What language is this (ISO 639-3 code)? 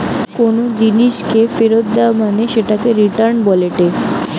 ben